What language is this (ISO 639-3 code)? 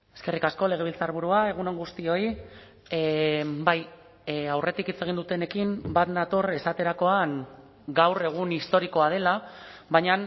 eus